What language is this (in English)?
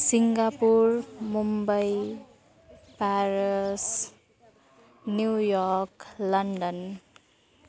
Nepali